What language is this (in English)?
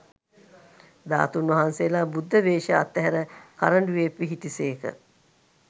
Sinhala